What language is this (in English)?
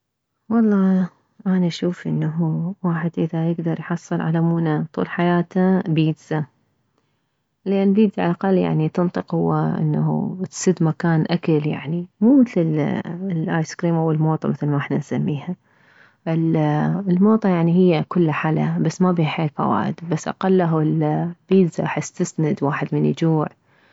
Mesopotamian Arabic